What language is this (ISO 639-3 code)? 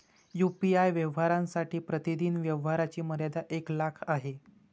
mar